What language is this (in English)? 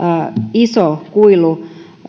Finnish